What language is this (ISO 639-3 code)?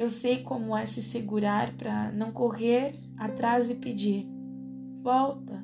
por